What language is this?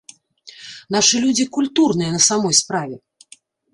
Belarusian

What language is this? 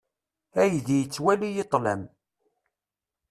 Kabyle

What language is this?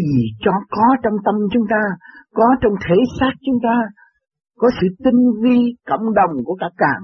Vietnamese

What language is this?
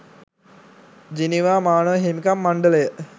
Sinhala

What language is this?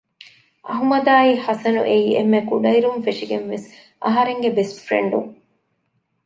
Divehi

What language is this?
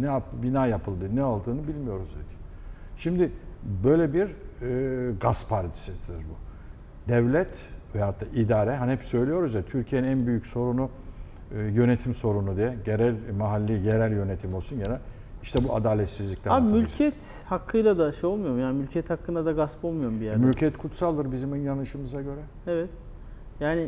Turkish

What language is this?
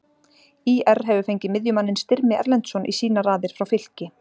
Icelandic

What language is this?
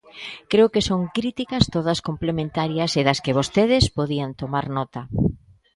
Galician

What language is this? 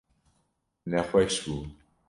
Kurdish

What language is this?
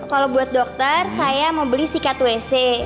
Indonesian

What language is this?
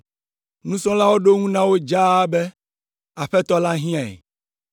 Ewe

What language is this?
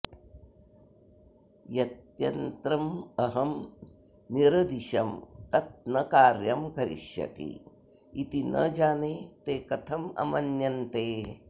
Sanskrit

